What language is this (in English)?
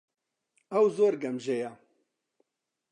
Central Kurdish